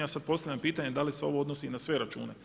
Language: Croatian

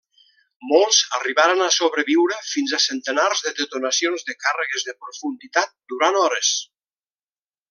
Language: Catalan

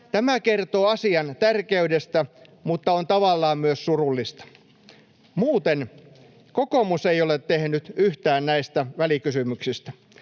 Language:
Finnish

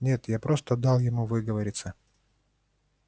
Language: Russian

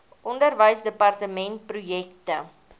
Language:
Afrikaans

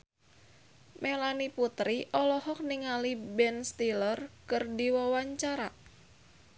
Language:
Sundanese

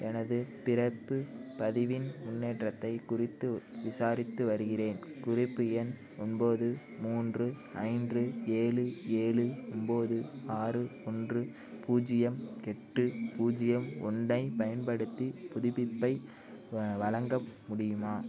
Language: Tamil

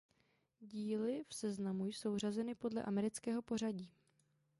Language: Czech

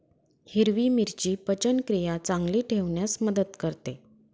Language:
Marathi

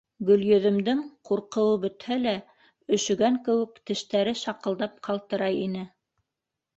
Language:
Bashkir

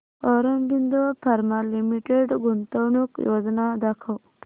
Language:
Marathi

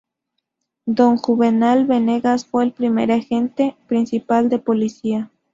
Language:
Spanish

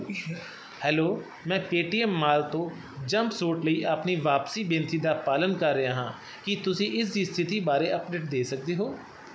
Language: Punjabi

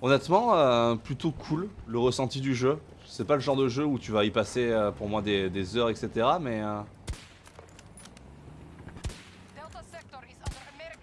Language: French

